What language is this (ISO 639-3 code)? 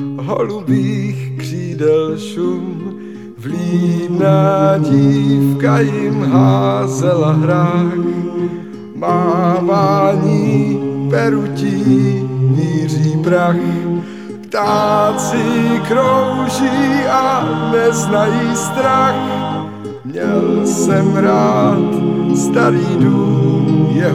slk